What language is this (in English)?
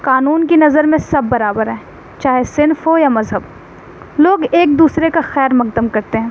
Urdu